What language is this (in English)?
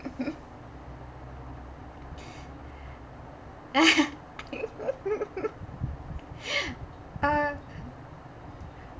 English